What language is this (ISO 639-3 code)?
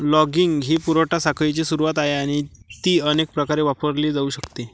mar